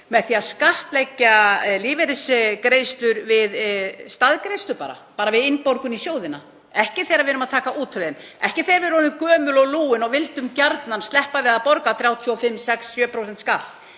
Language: Icelandic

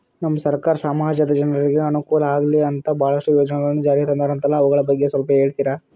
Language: Kannada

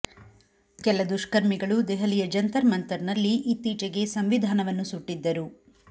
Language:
Kannada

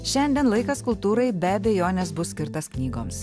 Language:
Lithuanian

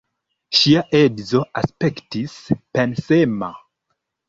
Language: Esperanto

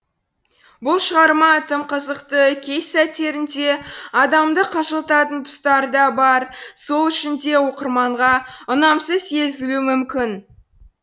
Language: Kazakh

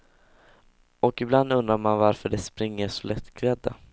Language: Swedish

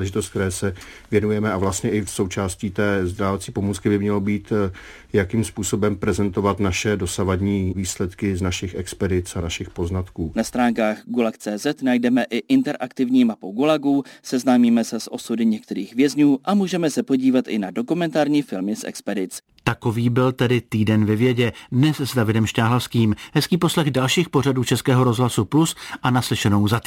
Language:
Czech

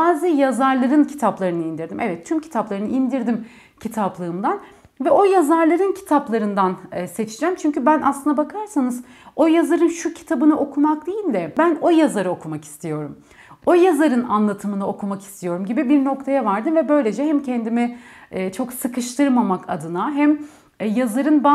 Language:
Turkish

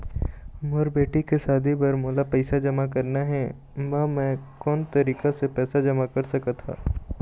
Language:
Chhattisgarhi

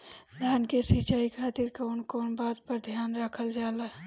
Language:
Bhojpuri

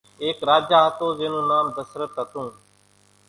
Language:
Kachi Koli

